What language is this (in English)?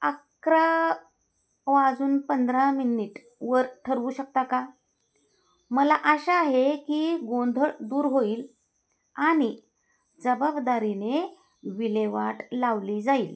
Marathi